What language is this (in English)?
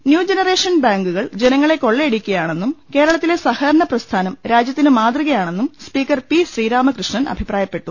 Malayalam